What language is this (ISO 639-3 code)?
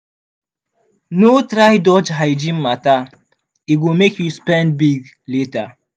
pcm